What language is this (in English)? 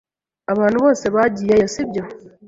Kinyarwanda